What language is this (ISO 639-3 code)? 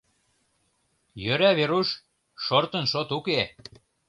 chm